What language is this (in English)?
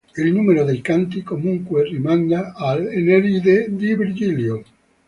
Italian